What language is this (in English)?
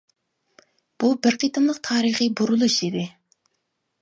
Uyghur